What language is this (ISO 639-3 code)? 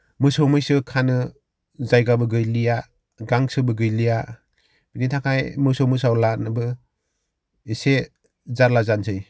brx